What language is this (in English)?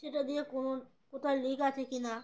Bangla